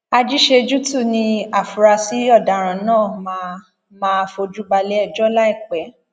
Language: Yoruba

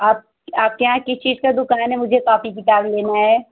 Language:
Hindi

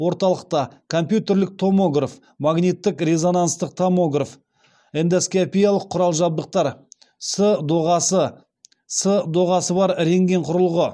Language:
Kazakh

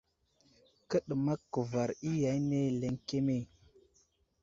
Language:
Wuzlam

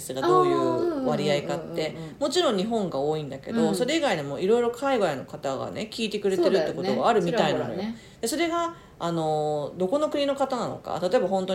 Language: Japanese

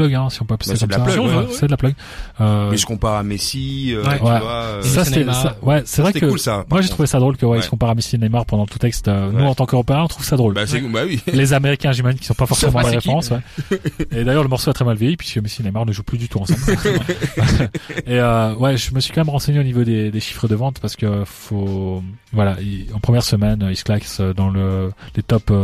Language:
French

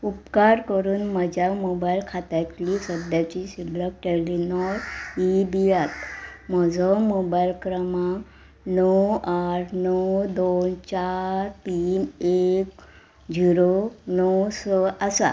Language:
Konkani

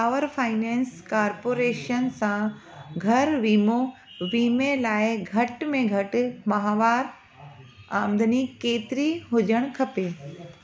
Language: Sindhi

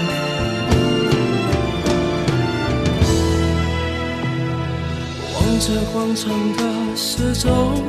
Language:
Chinese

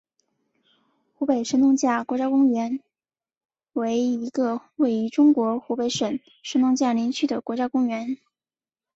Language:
Chinese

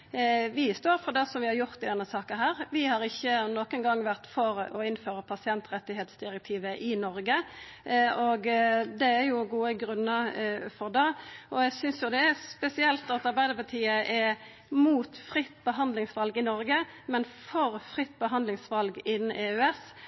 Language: Norwegian Nynorsk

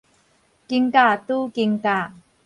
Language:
Min Nan Chinese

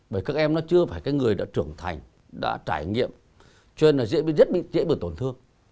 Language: Vietnamese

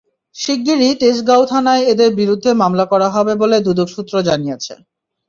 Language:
Bangla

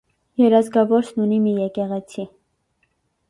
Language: Armenian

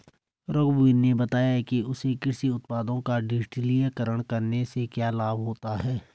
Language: Hindi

